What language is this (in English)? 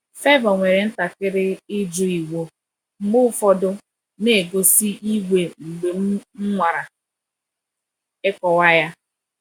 Igbo